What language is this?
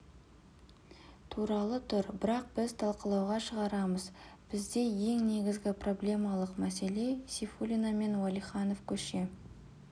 Kazakh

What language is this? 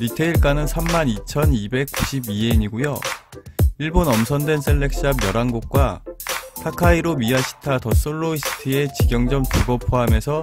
Korean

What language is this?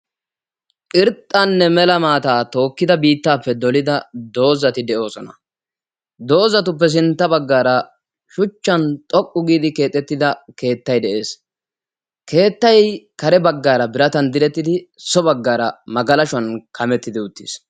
Wolaytta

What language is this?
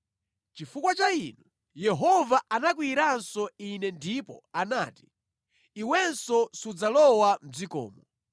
Nyanja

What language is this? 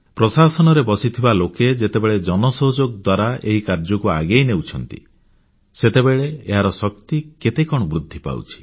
Odia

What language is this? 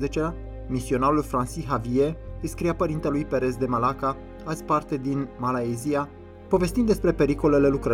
Romanian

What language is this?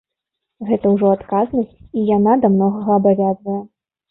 Belarusian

